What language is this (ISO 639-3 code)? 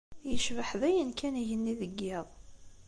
kab